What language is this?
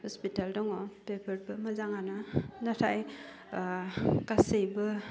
Bodo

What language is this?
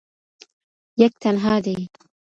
Pashto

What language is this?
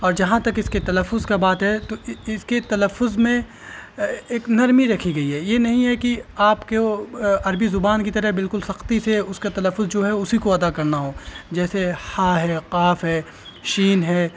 Urdu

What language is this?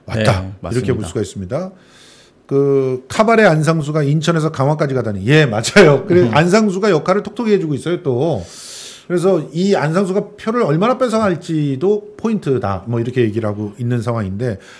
Korean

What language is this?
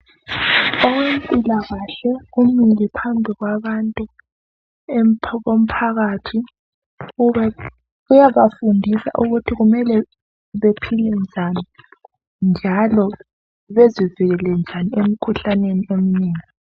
North Ndebele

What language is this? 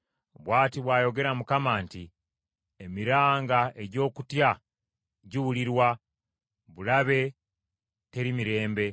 Ganda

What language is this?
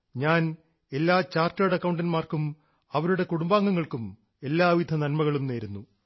Malayalam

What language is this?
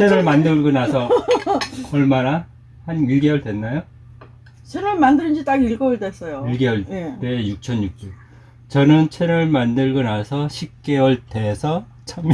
Korean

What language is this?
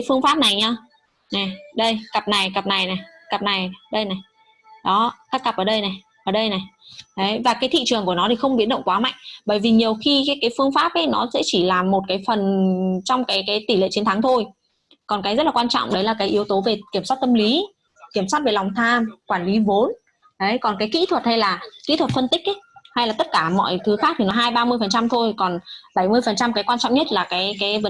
Vietnamese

